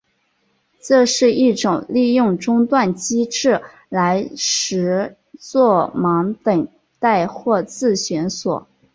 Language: Chinese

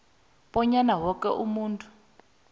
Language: South Ndebele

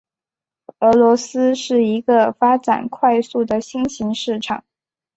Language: Chinese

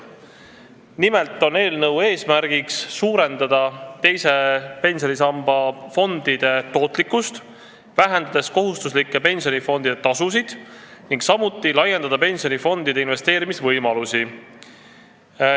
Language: Estonian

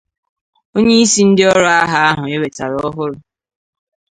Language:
Igbo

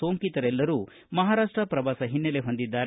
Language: Kannada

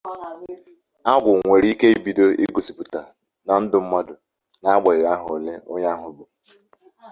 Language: Igbo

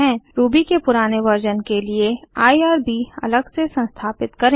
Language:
Hindi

